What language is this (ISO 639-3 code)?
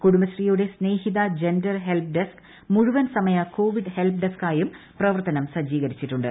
mal